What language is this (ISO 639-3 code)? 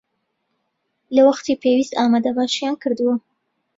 ckb